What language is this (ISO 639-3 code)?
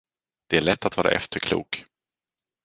swe